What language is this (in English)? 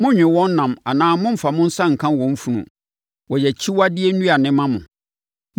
Akan